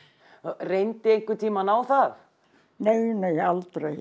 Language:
Icelandic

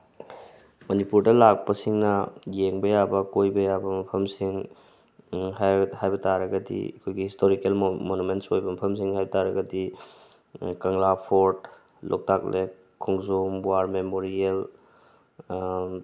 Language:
Manipuri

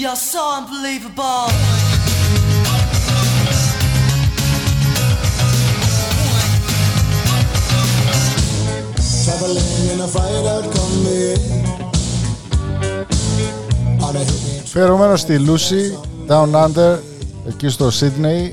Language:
Greek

